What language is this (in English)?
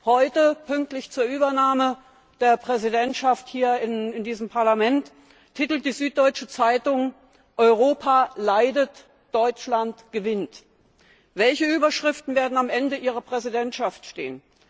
German